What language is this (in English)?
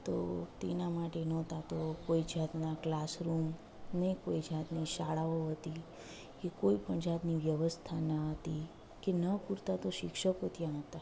Gujarati